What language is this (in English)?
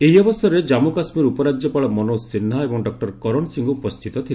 Odia